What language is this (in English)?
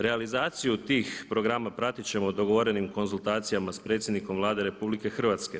Croatian